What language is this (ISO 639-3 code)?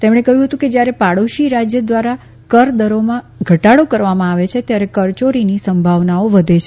guj